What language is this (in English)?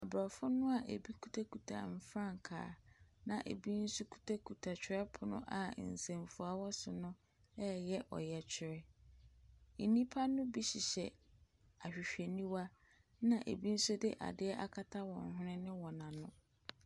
Akan